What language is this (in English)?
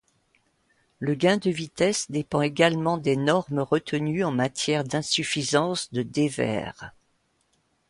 French